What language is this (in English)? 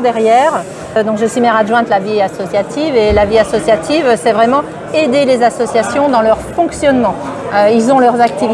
French